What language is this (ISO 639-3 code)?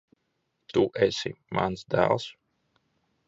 lav